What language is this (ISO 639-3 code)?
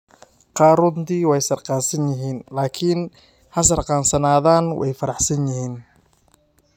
som